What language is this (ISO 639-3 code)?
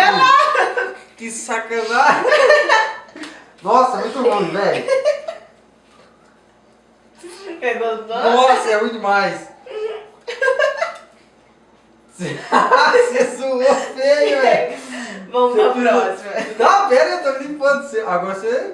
por